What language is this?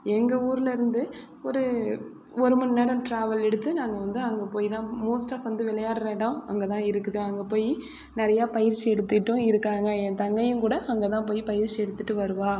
Tamil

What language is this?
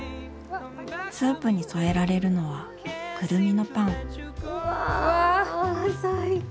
Japanese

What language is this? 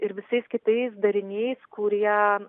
Lithuanian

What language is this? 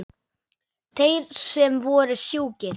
Icelandic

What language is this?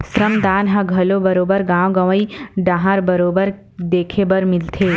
Chhattisgarhi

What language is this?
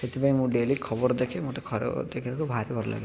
Odia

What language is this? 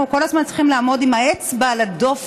Hebrew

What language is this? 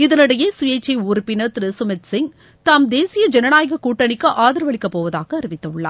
Tamil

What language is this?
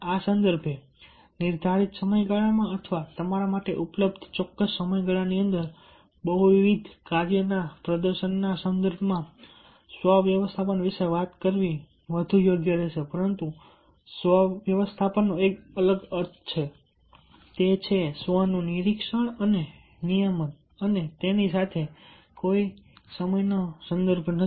Gujarati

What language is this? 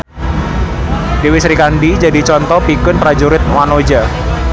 Sundanese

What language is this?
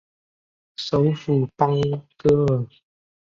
Chinese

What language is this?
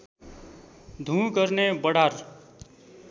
Nepali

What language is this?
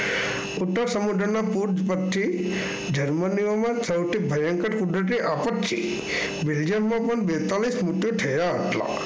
Gujarati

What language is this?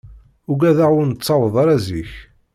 Kabyle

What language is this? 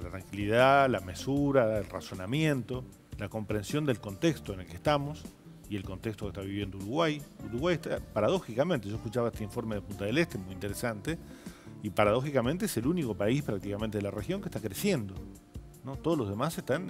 Spanish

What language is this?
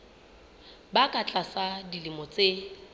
Southern Sotho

